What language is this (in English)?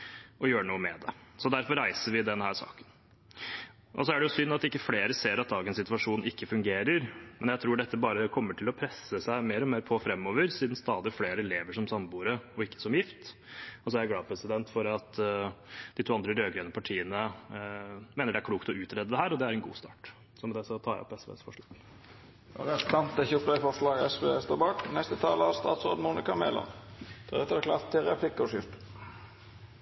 Norwegian